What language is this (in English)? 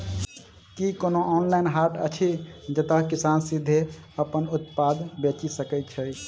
Maithili